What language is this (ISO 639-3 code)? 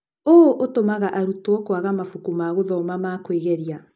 kik